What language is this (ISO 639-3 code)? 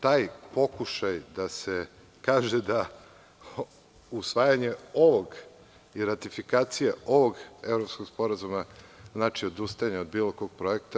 srp